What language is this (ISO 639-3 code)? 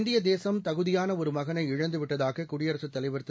tam